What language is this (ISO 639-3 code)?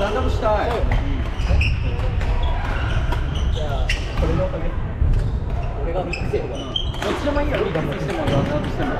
jpn